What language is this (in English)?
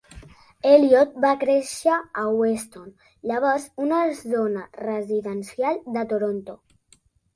Catalan